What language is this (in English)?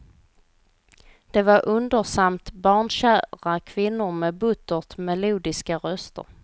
Swedish